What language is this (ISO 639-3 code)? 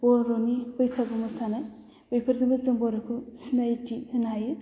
brx